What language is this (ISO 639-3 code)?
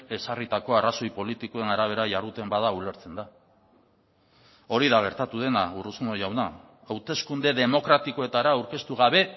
eus